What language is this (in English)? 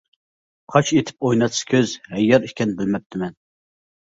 Uyghur